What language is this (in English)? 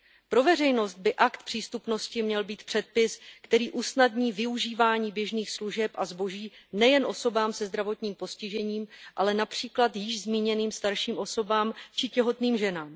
Czech